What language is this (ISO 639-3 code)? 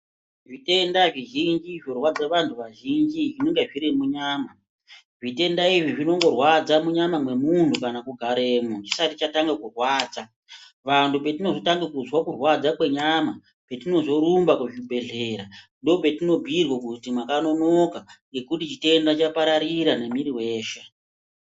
ndc